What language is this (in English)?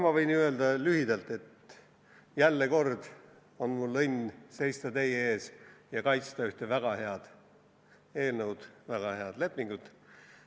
Estonian